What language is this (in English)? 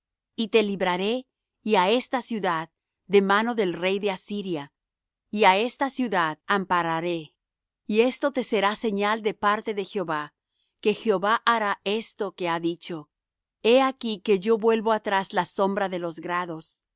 Spanish